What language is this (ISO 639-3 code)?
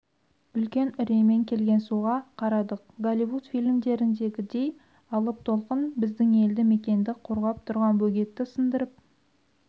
kaz